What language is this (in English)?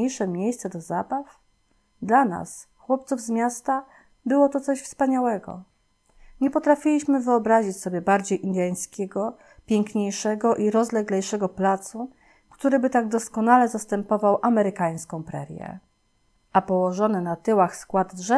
Polish